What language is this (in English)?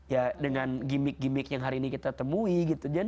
Indonesian